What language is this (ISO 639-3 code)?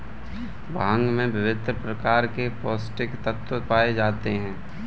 hin